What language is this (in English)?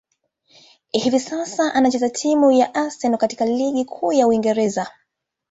Swahili